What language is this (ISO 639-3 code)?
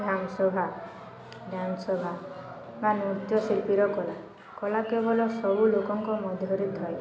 ori